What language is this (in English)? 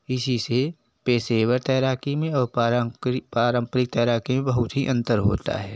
Hindi